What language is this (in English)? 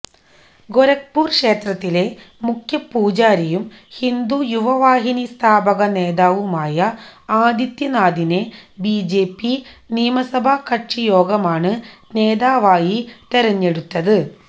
Malayalam